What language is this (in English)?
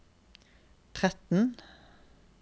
Norwegian